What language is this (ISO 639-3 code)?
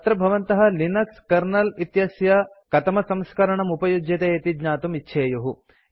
san